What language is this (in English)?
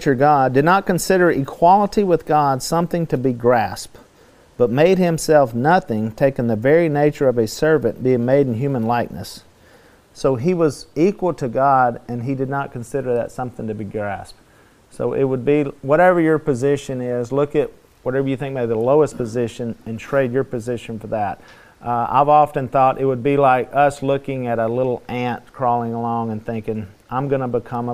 English